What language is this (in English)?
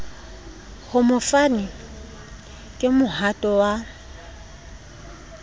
Southern Sotho